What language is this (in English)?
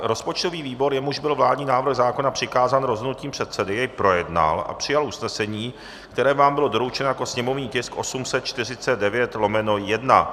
Czech